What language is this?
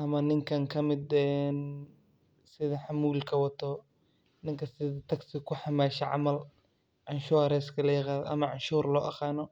Somali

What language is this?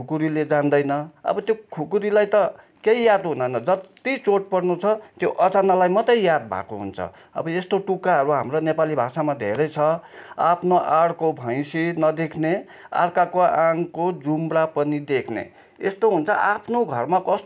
Nepali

